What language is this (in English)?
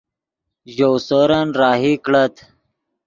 Yidgha